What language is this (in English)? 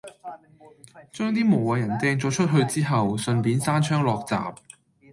Cantonese